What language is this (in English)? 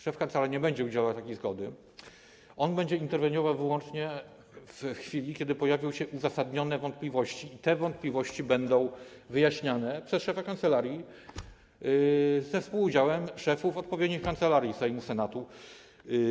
Polish